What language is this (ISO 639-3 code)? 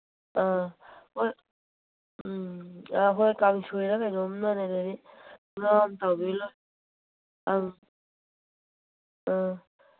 mni